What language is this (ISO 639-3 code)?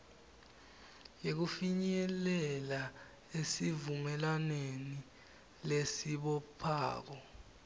ssw